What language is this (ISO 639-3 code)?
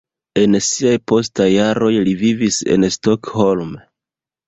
epo